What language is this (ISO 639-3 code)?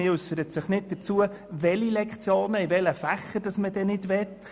gsw